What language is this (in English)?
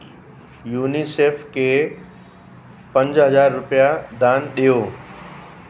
Sindhi